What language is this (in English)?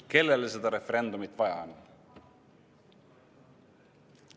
Estonian